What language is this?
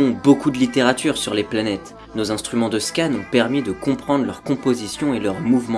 French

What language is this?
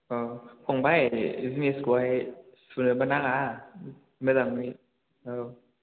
Bodo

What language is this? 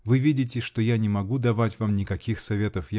Russian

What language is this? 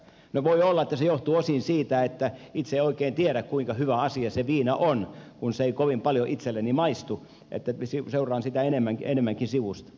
Finnish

